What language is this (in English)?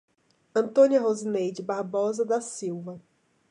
Portuguese